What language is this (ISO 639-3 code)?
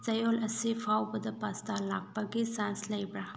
mni